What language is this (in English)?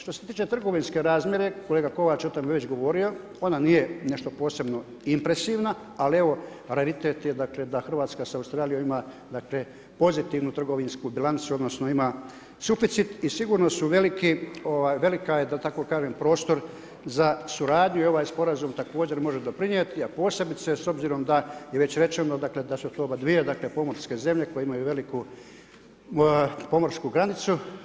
Croatian